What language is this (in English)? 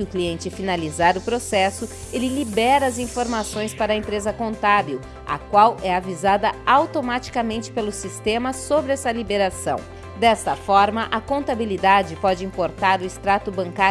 Portuguese